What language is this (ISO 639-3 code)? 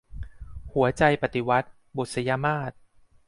tha